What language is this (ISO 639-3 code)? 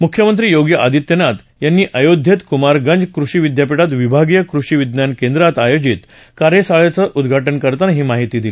mar